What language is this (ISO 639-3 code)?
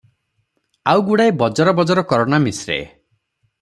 ori